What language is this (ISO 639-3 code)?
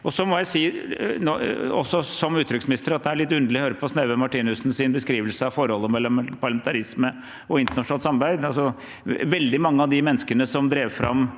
nor